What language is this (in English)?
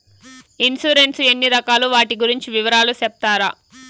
Telugu